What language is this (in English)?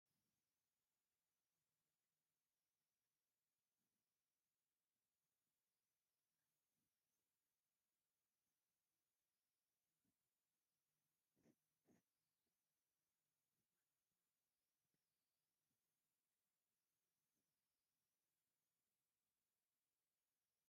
Tigrinya